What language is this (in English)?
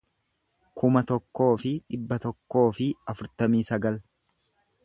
Oromo